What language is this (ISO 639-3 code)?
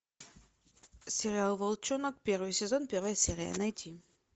rus